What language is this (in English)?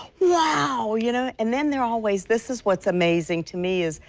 English